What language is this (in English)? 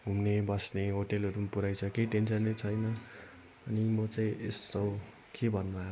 Nepali